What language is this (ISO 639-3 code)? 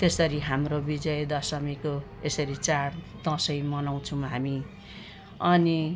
nep